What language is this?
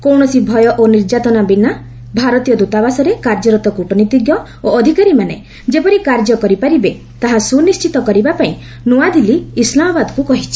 Odia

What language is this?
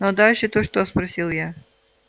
Russian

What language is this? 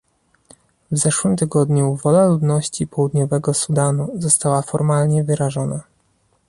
Polish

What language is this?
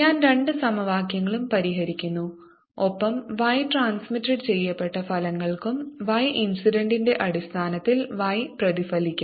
Malayalam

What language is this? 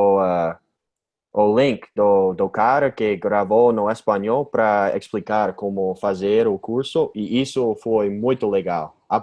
Portuguese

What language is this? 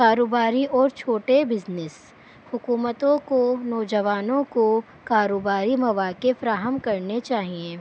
Urdu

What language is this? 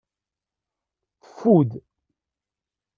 Kabyle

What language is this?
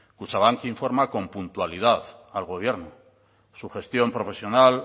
Spanish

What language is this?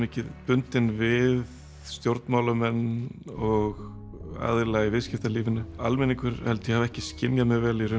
Icelandic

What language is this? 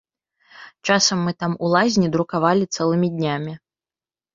Belarusian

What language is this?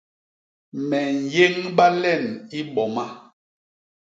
Basaa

